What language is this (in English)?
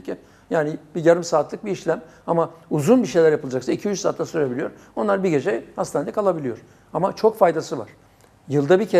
Turkish